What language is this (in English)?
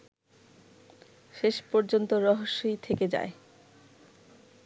Bangla